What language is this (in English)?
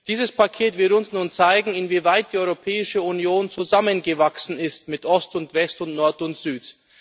German